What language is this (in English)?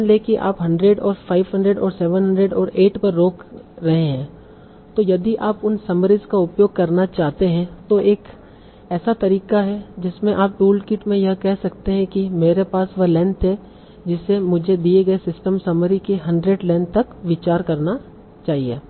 Hindi